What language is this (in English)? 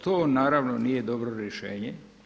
Croatian